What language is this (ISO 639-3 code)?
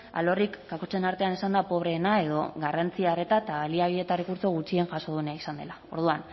eus